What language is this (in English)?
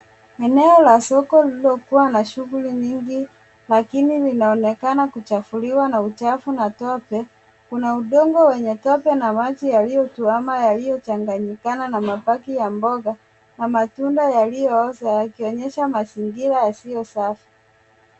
Swahili